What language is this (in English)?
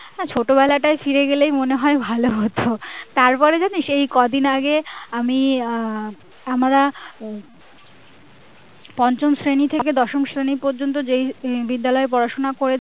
Bangla